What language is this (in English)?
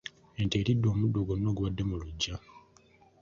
Ganda